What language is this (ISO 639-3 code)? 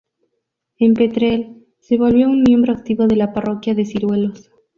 spa